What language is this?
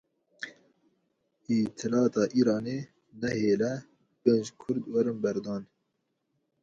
Kurdish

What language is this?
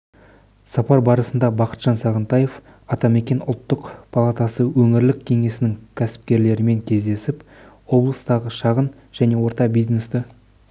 Kazakh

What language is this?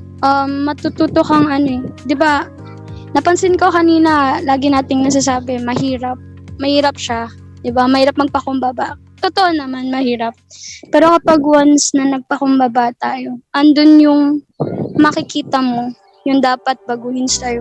Filipino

